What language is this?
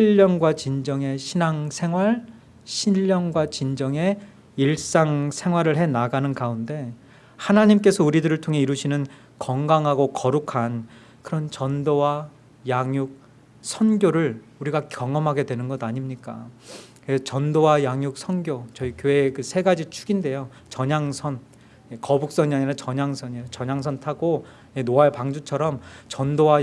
Korean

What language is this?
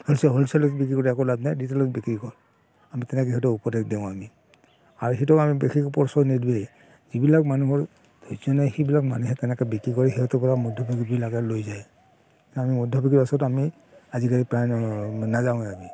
Assamese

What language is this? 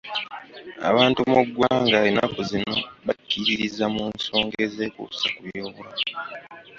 Ganda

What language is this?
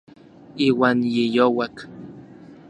Orizaba Nahuatl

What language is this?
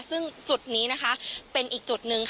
Thai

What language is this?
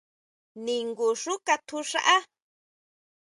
Huautla Mazatec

